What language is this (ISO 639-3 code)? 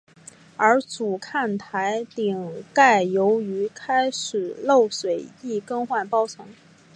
zho